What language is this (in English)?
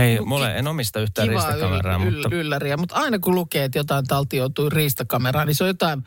Finnish